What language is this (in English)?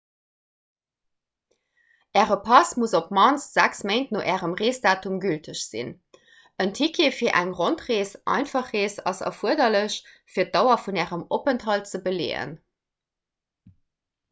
Luxembourgish